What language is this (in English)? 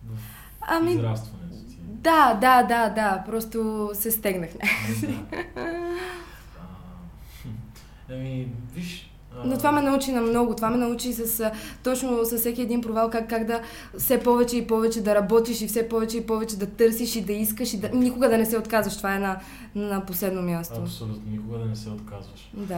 Bulgarian